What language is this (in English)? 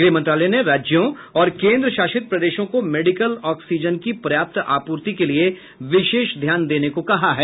Hindi